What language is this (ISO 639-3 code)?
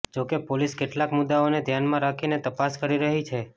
guj